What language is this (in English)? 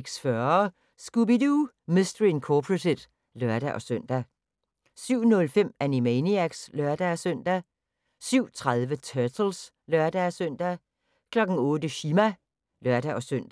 Danish